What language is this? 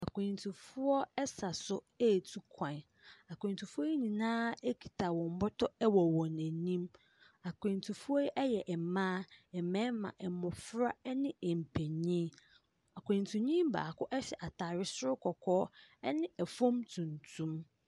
Akan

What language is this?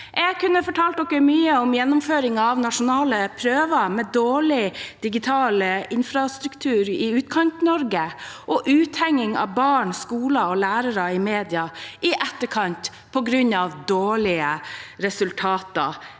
Norwegian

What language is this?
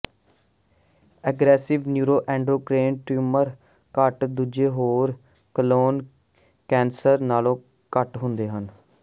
Punjabi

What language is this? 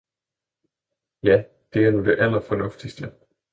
Danish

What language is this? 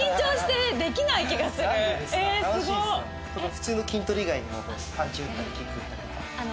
Japanese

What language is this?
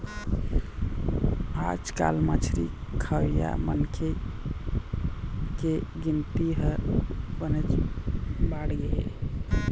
Chhattisgarhi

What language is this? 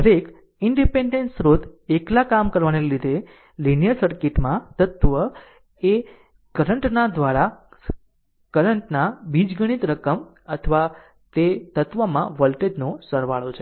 Gujarati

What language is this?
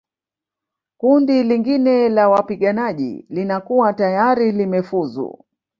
Swahili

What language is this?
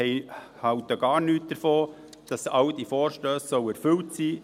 Swiss German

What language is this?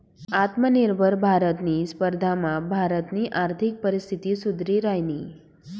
Marathi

